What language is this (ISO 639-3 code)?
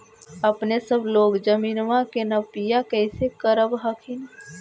mag